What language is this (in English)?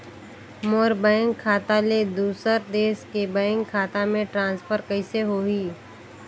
Chhattisgarhi